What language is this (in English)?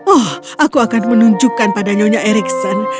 Indonesian